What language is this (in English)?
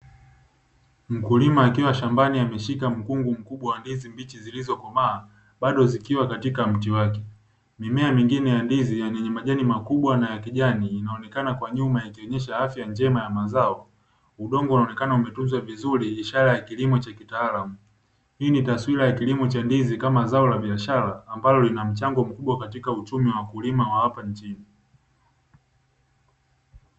Swahili